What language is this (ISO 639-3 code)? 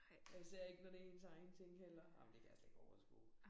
dan